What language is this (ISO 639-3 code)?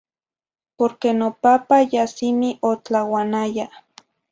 nhi